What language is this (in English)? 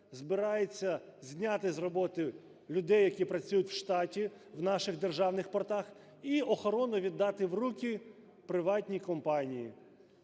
Ukrainian